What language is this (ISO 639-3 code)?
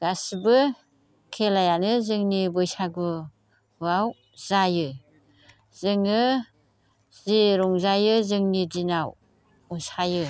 brx